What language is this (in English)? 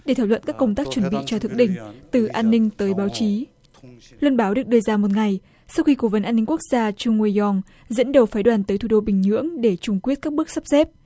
Vietnamese